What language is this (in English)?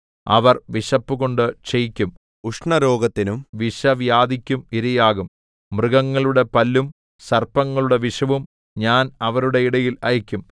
Malayalam